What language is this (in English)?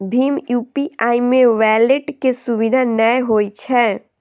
Maithili